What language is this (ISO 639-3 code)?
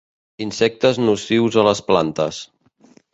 cat